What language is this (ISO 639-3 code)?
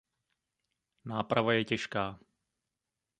ces